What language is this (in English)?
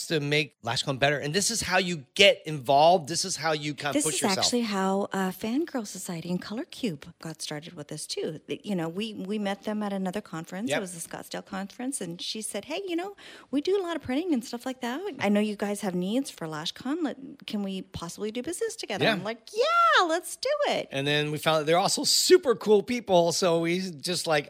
English